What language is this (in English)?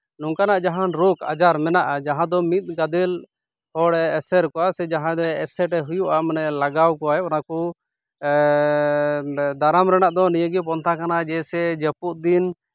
Santali